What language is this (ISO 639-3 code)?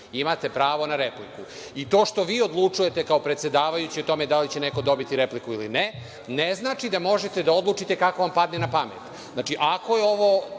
srp